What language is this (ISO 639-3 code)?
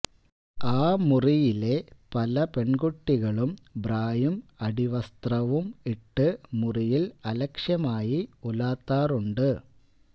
mal